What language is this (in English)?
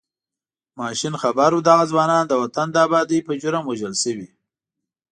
Pashto